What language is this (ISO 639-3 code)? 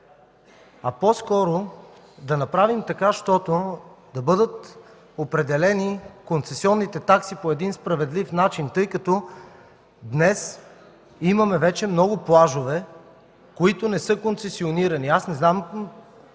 bul